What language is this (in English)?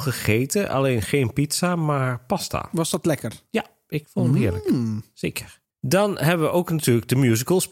Dutch